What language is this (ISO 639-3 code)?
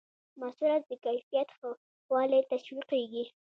pus